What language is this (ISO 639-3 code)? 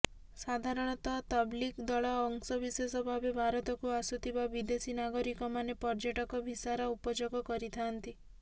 ori